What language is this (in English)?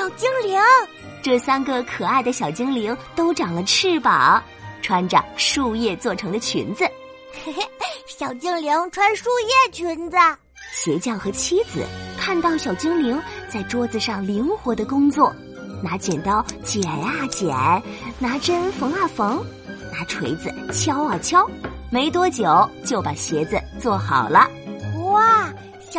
Chinese